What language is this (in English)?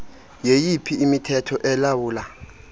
Xhosa